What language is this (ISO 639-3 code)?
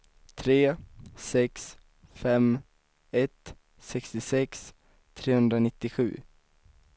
swe